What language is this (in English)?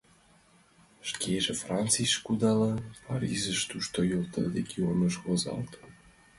Mari